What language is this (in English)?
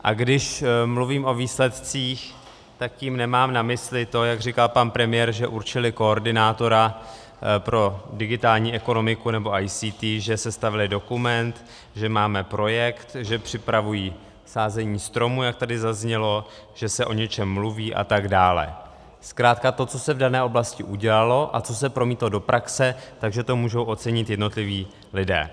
Czech